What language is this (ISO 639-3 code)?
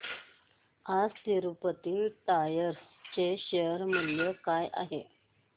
mar